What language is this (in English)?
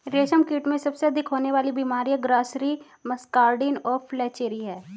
Hindi